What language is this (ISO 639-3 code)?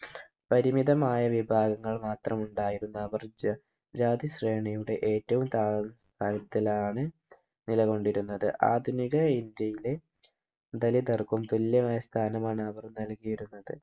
mal